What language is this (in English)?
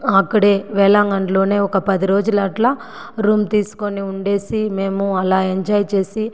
Telugu